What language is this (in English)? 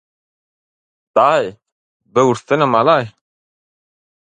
Turkmen